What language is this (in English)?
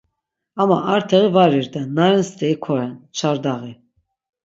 Laz